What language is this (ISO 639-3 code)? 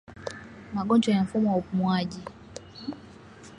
swa